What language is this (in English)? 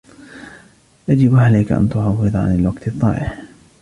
Arabic